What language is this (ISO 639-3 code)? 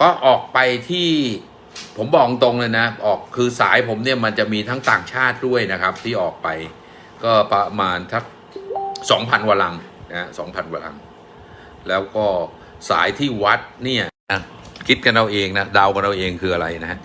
tha